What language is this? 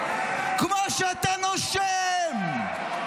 Hebrew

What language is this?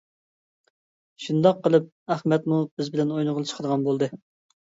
Uyghur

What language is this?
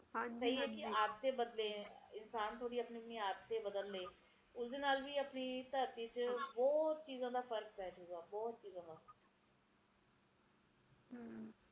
Punjabi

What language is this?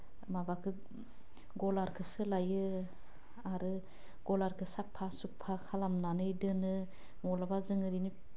Bodo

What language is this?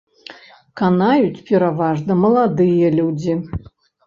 Belarusian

